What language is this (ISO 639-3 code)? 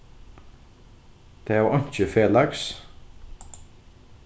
fao